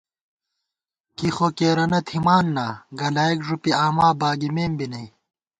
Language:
Gawar-Bati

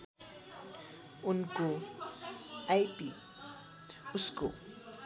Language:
Nepali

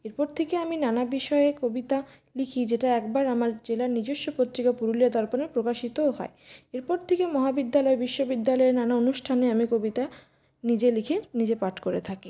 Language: Bangla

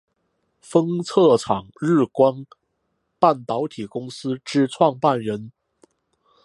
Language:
Chinese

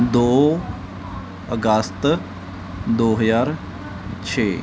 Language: Punjabi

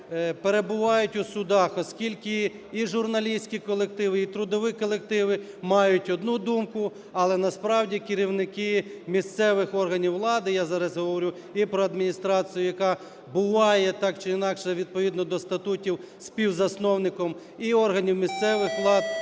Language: Ukrainian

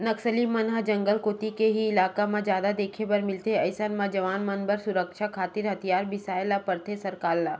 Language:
Chhattisgarhi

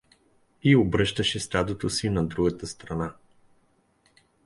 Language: Bulgarian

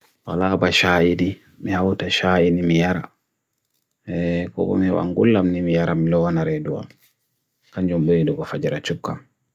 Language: Bagirmi Fulfulde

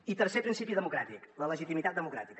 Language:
Catalan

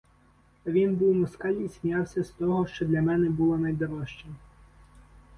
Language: Ukrainian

